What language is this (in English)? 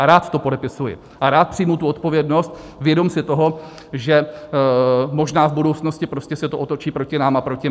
Czech